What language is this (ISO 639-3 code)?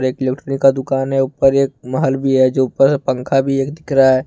hin